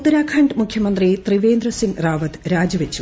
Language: Malayalam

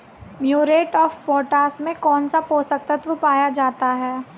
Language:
Hindi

